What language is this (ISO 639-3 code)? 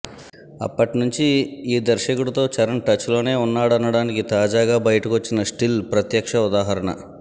tel